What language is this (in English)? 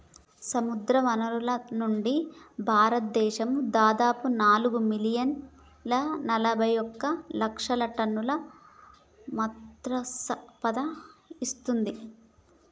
Telugu